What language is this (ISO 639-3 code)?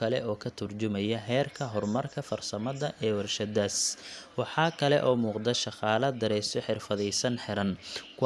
som